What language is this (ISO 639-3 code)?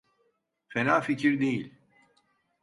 tur